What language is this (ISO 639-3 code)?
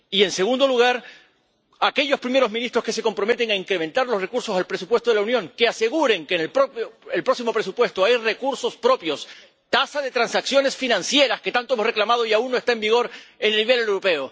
spa